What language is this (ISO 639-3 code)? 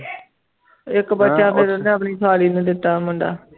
pan